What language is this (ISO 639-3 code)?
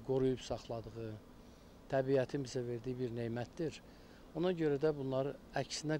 tur